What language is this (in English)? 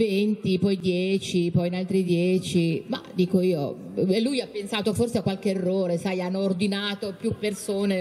Italian